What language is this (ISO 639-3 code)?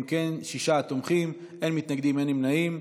heb